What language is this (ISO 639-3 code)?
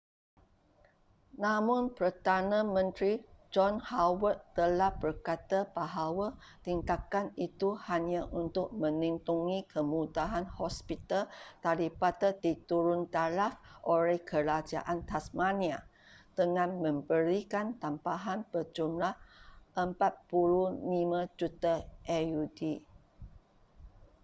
msa